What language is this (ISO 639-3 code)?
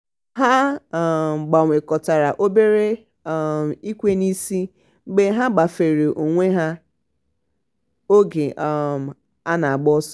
ibo